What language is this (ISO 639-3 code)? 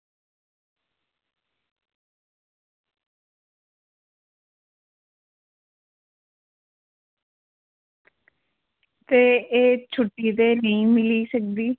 doi